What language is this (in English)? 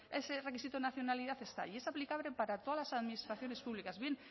Spanish